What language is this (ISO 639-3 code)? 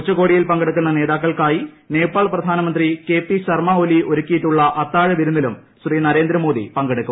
mal